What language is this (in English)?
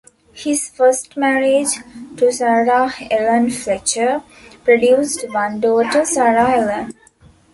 English